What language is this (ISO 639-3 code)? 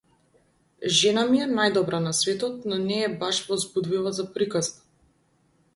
mkd